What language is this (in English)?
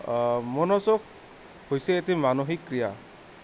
Assamese